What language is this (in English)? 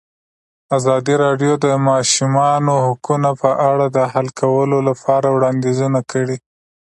Pashto